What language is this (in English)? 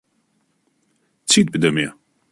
Central Kurdish